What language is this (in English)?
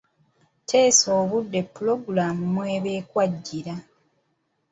Ganda